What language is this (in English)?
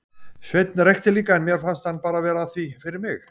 Icelandic